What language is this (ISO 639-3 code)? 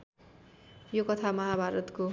nep